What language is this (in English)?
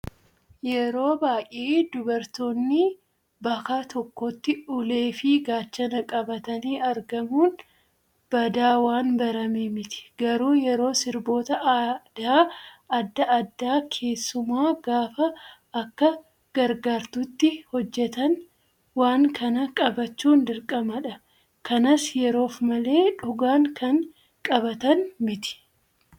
Oromo